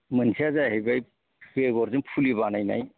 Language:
Bodo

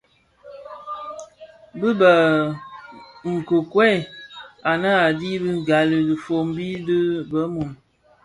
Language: Bafia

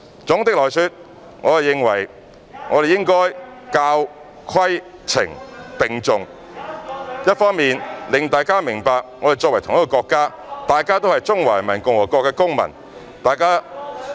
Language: Cantonese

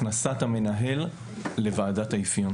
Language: Hebrew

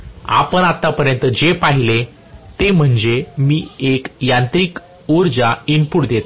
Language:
Marathi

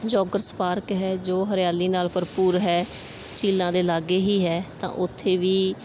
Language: Punjabi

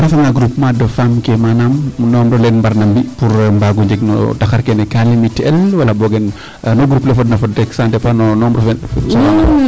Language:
Serer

